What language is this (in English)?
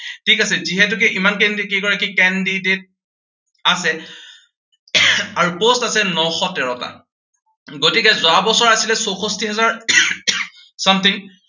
Assamese